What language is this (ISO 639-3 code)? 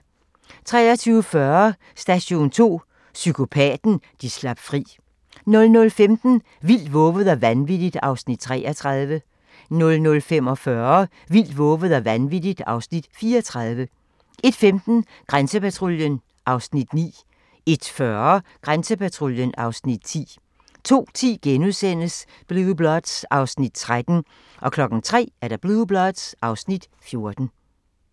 dan